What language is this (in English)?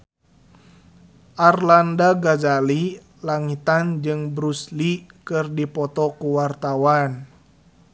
Sundanese